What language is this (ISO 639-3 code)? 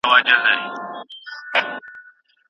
pus